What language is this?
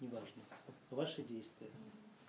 Russian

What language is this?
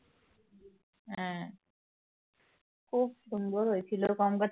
Bangla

